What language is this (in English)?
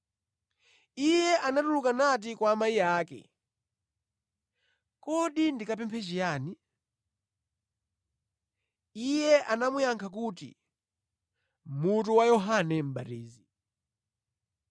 Nyanja